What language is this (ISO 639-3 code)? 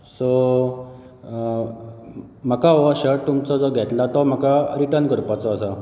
kok